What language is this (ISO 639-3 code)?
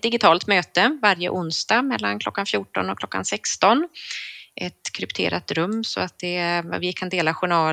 swe